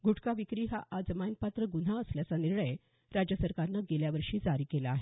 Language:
Marathi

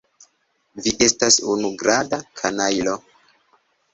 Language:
Esperanto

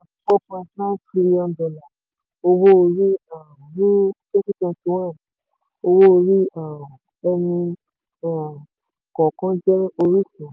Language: Yoruba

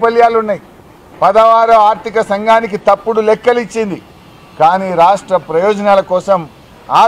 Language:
Telugu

